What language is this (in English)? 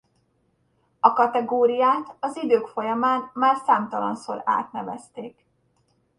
Hungarian